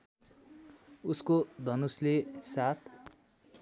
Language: Nepali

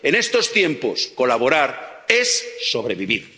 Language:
Spanish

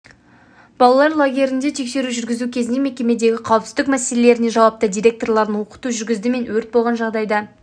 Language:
Kazakh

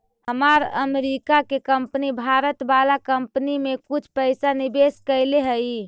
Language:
Magahi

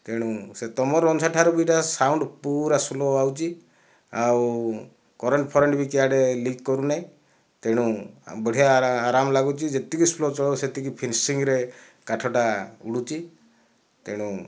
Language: Odia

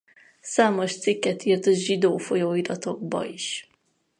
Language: Hungarian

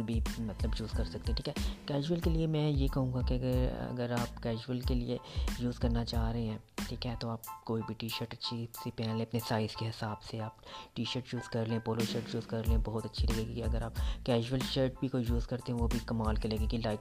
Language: Urdu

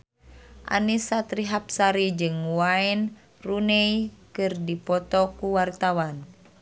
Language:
Sundanese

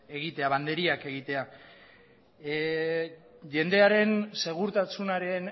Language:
Basque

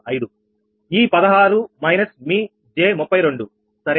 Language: Telugu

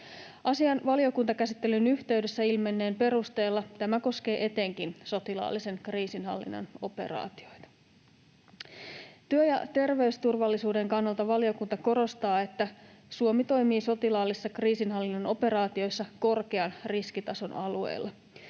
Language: Finnish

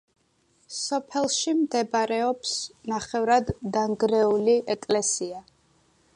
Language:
Georgian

